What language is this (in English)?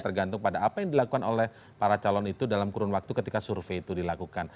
Indonesian